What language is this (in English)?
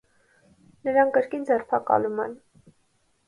Armenian